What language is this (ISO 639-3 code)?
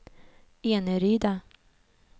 swe